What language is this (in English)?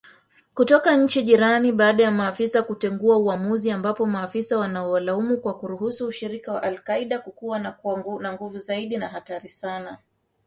Swahili